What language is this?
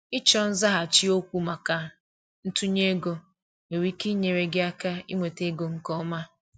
Igbo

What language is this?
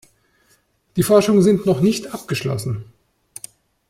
German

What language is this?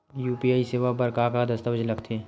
Chhattisgarhi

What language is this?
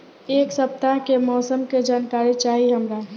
Bhojpuri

